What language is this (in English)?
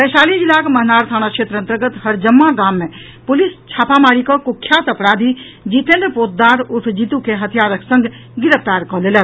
Maithili